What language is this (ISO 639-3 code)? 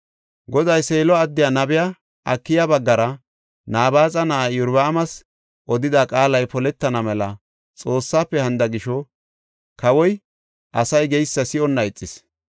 gof